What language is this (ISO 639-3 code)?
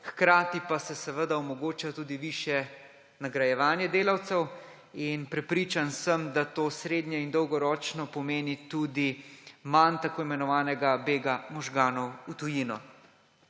slv